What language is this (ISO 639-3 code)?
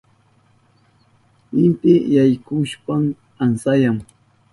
qup